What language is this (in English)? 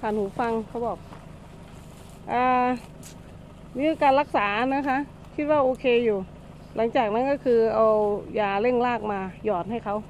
Thai